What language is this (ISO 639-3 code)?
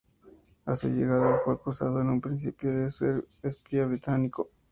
spa